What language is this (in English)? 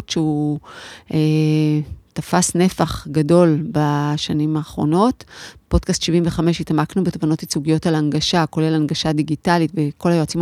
Hebrew